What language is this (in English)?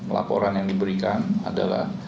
Indonesian